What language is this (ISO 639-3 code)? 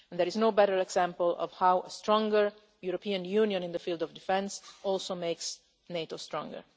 eng